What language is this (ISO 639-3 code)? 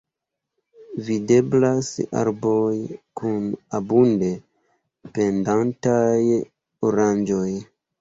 epo